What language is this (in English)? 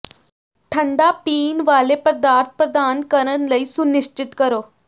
Punjabi